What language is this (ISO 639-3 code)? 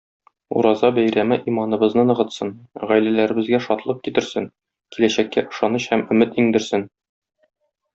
tat